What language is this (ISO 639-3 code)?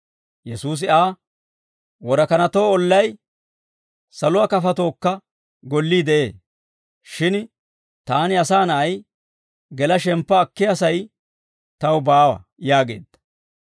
dwr